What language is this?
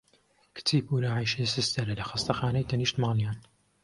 Central Kurdish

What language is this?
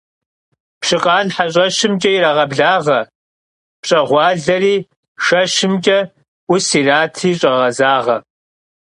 Kabardian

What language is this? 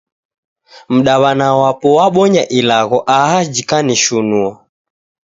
Taita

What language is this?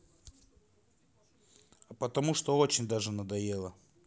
Russian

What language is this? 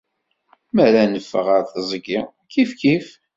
Kabyle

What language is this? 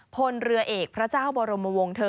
Thai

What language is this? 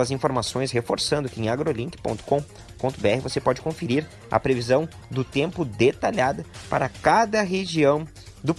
Portuguese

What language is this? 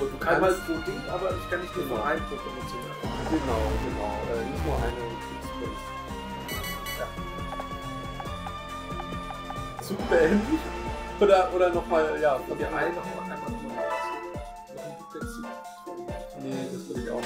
German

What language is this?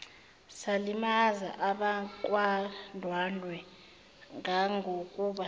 Zulu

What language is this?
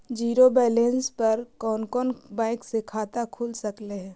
Magahi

